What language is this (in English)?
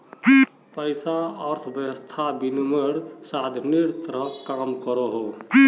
Magahi